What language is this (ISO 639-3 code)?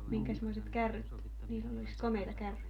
fin